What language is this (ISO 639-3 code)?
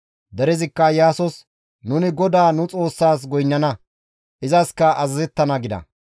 gmv